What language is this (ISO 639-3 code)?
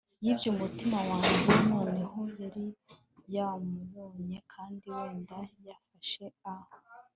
kin